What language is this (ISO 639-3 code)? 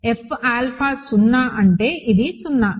tel